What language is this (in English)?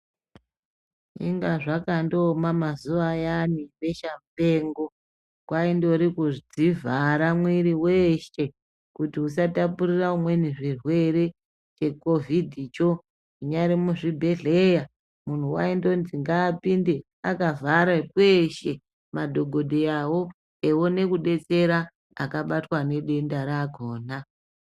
Ndau